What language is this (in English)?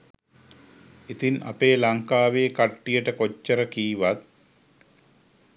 Sinhala